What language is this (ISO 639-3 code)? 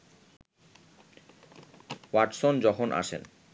ben